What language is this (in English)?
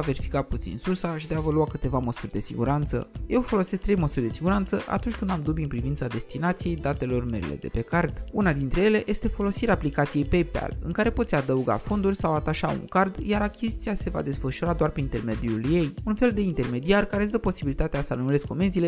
Romanian